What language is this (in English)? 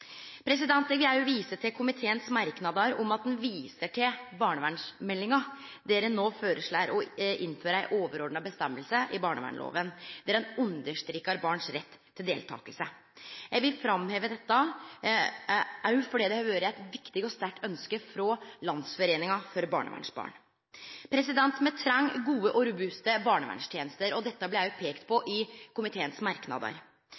Norwegian Nynorsk